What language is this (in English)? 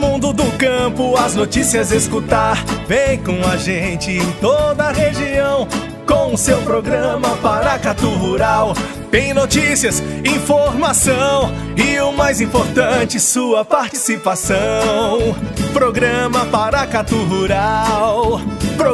Portuguese